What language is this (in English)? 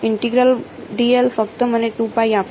Gujarati